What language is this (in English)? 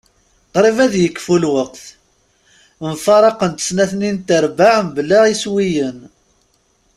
Kabyle